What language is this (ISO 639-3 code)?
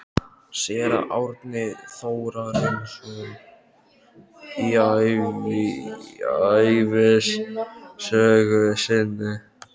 isl